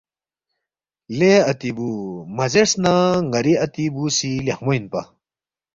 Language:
Balti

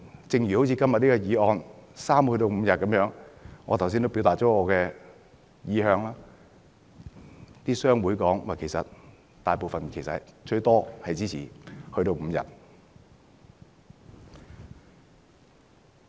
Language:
Cantonese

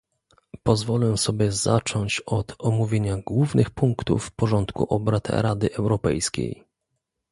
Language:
Polish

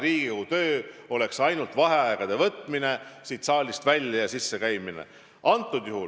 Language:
Estonian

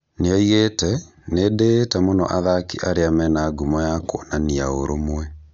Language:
Kikuyu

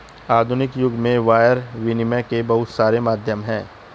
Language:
Hindi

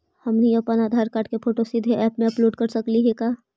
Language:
Magahi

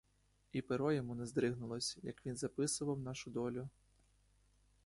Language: Ukrainian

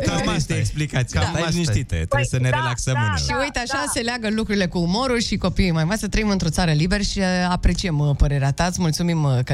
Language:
Romanian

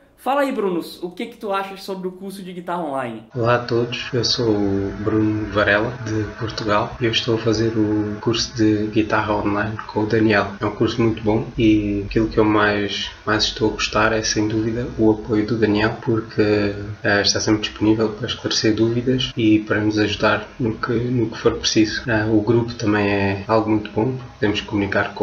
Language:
Portuguese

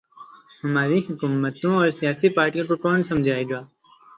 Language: Urdu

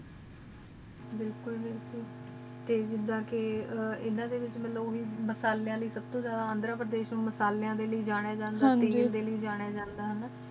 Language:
Punjabi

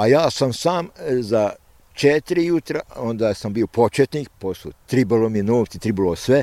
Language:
Croatian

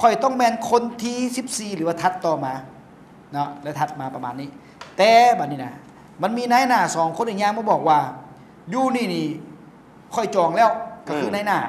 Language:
Thai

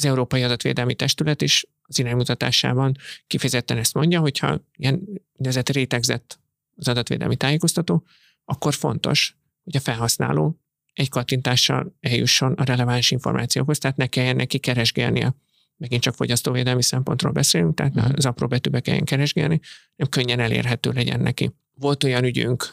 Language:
Hungarian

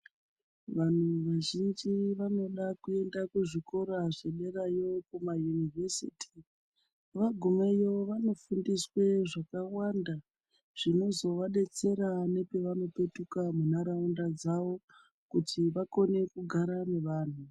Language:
Ndau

